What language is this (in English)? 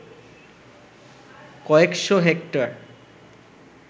Bangla